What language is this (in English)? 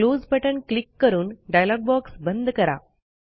Marathi